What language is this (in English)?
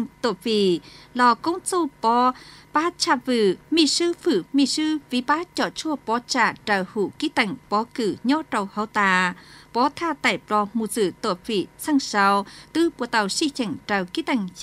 Vietnamese